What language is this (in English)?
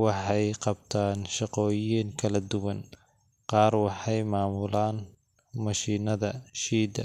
Somali